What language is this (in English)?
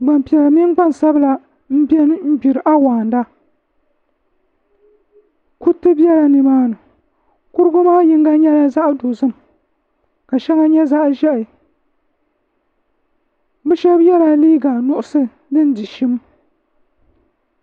Dagbani